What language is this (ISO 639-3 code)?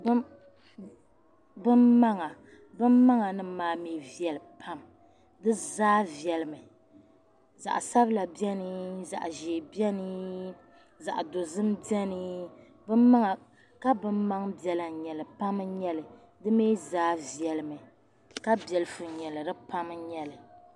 dag